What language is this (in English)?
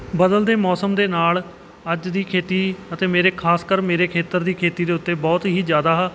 Punjabi